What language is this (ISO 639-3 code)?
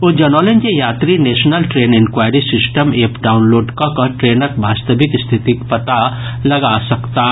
mai